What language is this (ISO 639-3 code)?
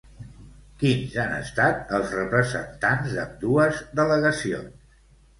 cat